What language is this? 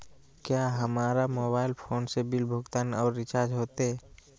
Magahi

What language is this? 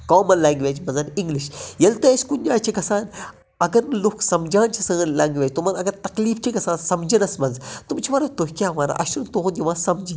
Kashmiri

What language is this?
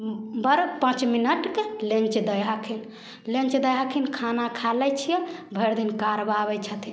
Maithili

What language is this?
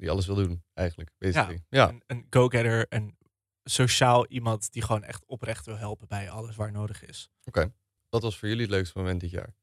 Dutch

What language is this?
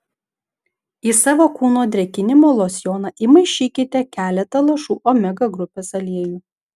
Lithuanian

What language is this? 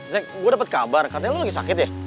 Indonesian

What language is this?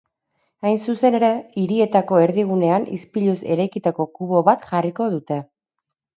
Basque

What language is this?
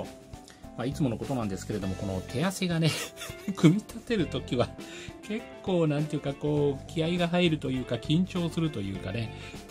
Japanese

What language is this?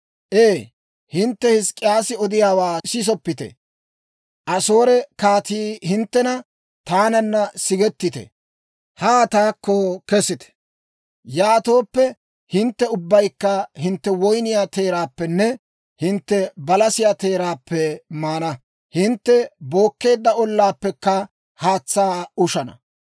Dawro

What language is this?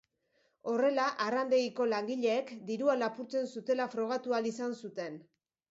Basque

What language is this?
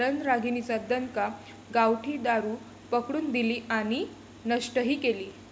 Marathi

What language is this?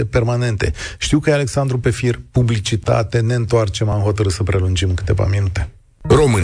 Romanian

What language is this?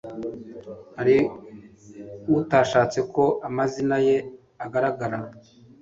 Kinyarwanda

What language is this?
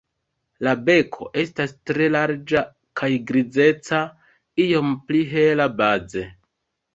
Esperanto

